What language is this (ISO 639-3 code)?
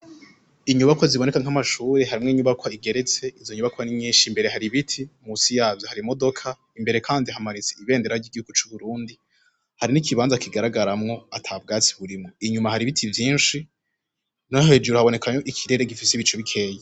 run